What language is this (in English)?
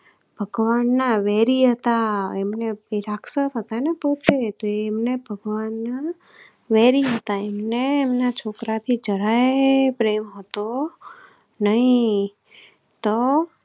Gujarati